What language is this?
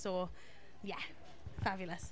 Welsh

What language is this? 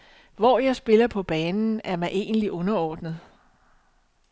Danish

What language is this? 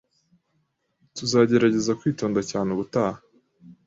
Kinyarwanda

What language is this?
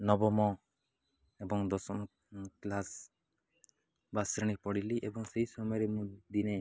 Odia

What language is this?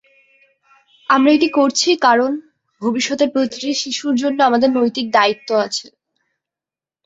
Bangla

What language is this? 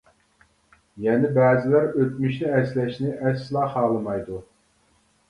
Uyghur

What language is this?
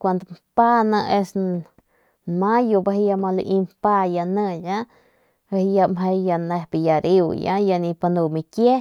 Northern Pame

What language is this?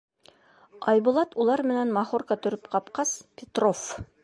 Bashkir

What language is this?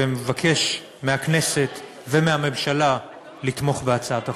Hebrew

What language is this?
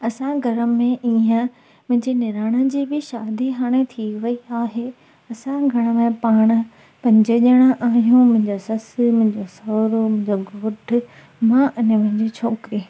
Sindhi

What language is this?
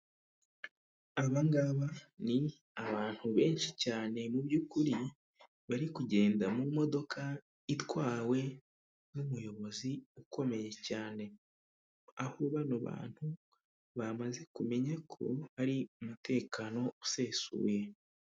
Kinyarwanda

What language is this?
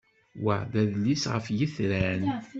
Kabyle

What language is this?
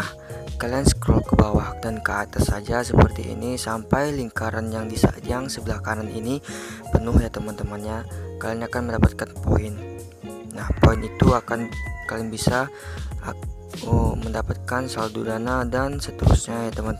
Indonesian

